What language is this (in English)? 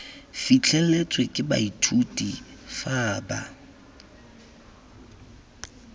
Tswana